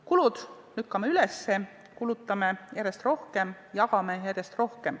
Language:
Estonian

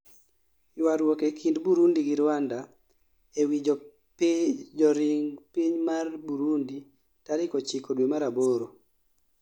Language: Luo (Kenya and Tanzania)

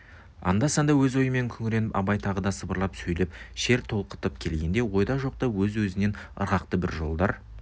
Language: Kazakh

